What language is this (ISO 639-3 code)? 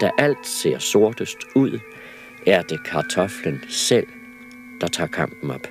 dan